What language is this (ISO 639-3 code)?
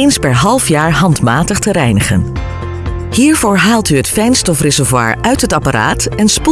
nld